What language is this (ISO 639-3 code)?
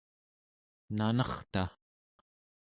esu